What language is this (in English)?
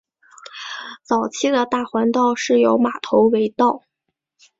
Chinese